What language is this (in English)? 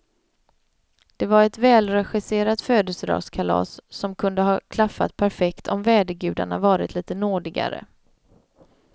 Swedish